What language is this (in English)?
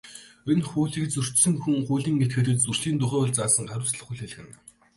Mongolian